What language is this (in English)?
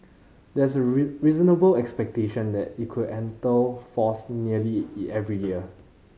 English